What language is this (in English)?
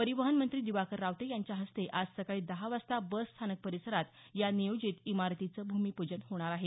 Marathi